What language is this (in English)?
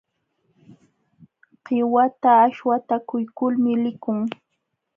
Jauja Wanca Quechua